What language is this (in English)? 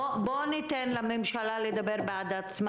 Hebrew